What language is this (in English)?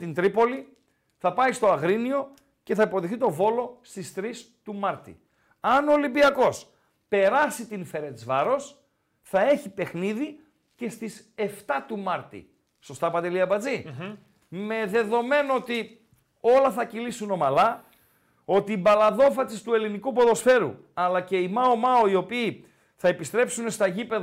Greek